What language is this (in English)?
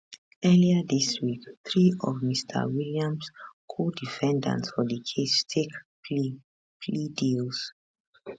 Nigerian Pidgin